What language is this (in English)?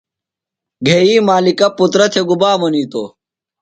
Phalura